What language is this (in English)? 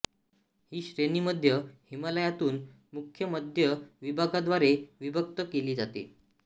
Marathi